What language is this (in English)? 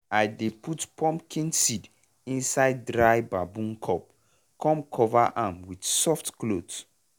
Nigerian Pidgin